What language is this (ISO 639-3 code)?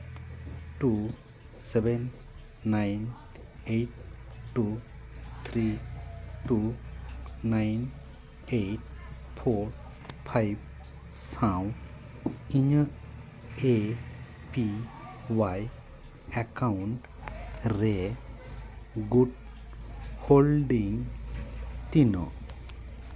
sat